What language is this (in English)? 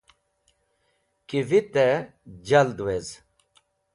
Wakhi